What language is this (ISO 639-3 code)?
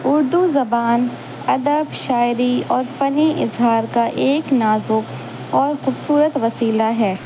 urd